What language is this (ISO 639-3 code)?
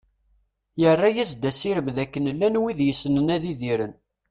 kab